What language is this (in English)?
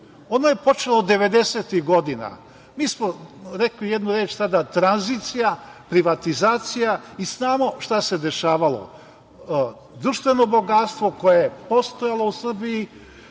Serbian